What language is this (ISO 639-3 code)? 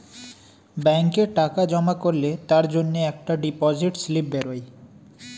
ben